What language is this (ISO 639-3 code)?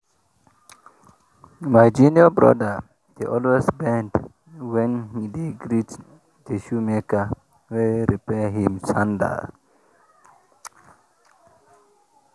pcm